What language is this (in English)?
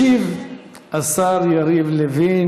Hebrew